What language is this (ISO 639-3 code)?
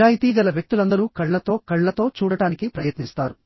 tel